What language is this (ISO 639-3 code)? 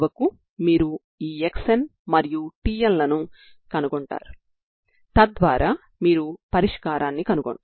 tel